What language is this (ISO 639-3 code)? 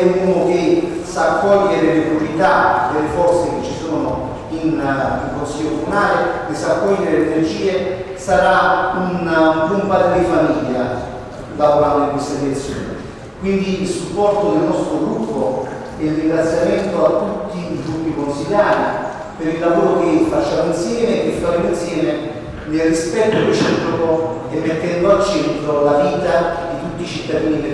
ita